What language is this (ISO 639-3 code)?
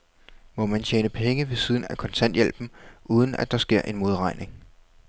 dan